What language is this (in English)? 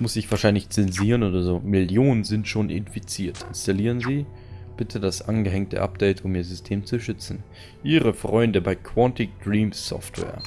German